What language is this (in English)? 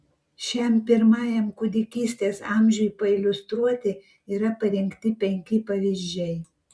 Lithuanian